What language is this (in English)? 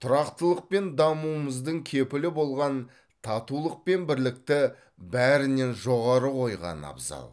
Kazakh